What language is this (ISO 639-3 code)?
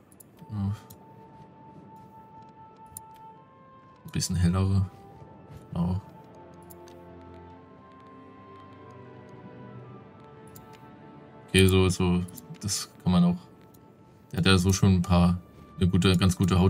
deu